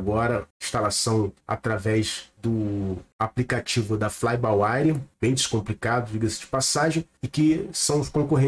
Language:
Portuguese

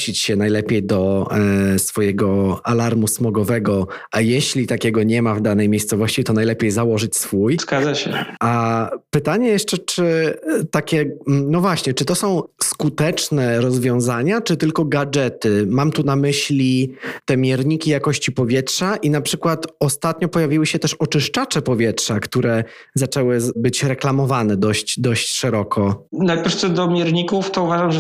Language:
Polish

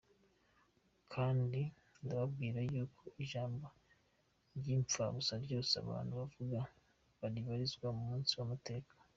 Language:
Kinyarwanda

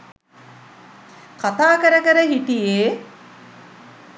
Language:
Sinhala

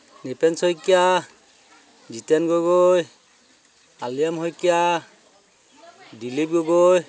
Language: Assamese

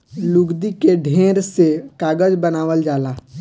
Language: Bhojpuri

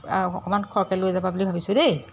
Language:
Assamese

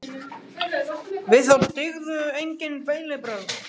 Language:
Icelandic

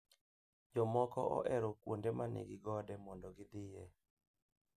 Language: Luo (Kenya and Tanzania)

